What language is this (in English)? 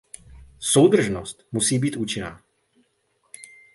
Czech